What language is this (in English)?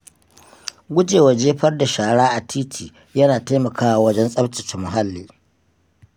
Hausa